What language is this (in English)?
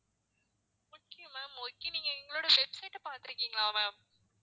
Tamil